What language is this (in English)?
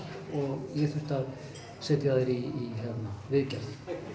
Icelandic